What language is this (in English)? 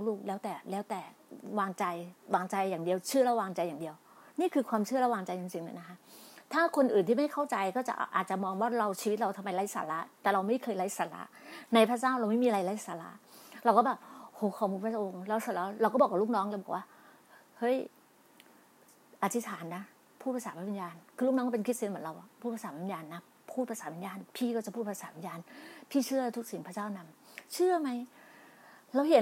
Thai